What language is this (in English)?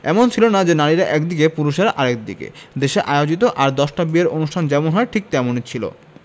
Bangla